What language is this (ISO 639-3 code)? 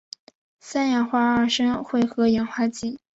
zho